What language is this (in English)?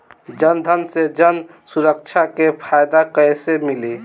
Bhojpuri